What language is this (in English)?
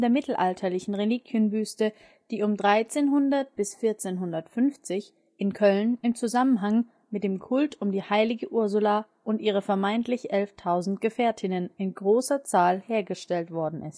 German